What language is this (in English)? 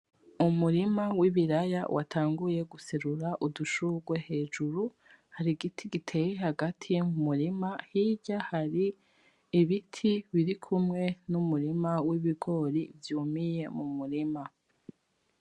Rundi